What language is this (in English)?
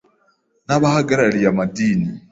Kinyarwanda